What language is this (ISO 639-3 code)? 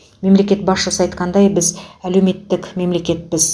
kaz